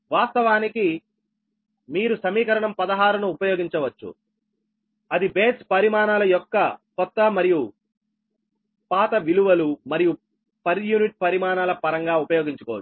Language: Telugu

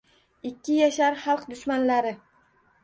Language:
Uzbek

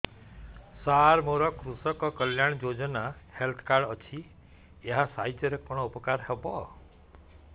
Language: Odia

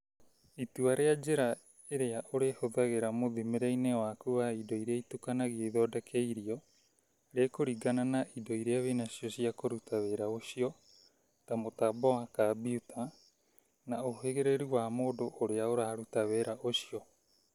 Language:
Kikuyu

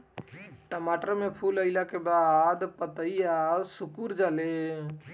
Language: Bhojpuri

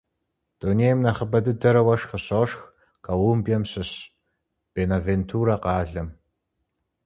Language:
Kabardian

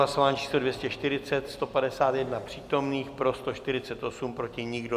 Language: Czech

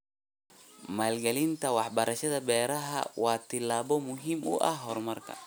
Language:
Somali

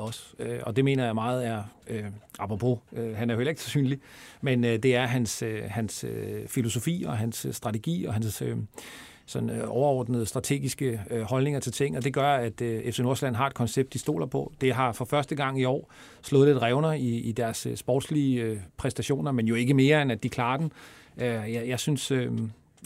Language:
Danish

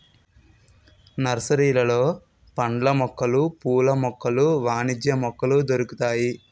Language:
Telugu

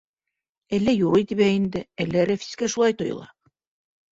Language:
Bashkir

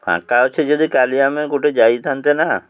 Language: Odia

